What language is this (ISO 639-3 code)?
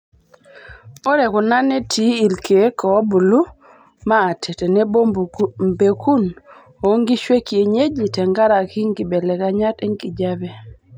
mas